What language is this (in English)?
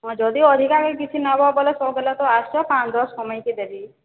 Odia